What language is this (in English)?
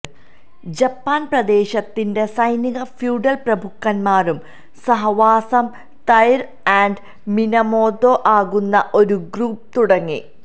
Malayalam